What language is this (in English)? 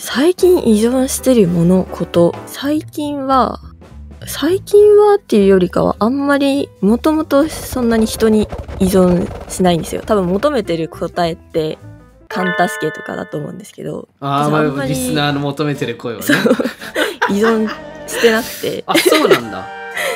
Japanese